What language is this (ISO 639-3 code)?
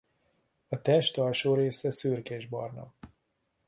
hun